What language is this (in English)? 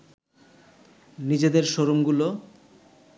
Bangla